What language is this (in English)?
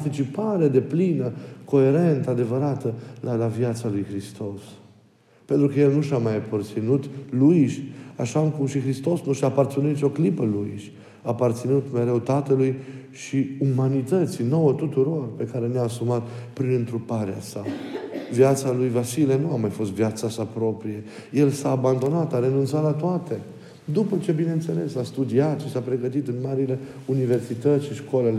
Romanian